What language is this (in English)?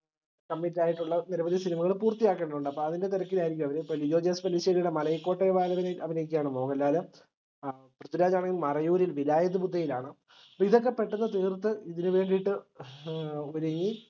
Malayalam